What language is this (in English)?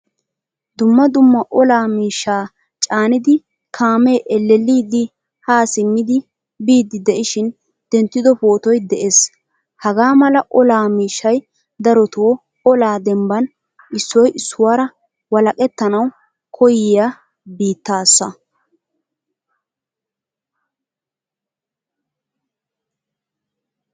Wolaytta